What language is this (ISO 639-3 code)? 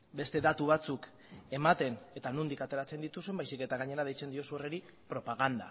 eus